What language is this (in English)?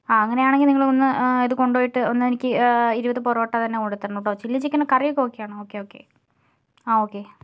Malayalam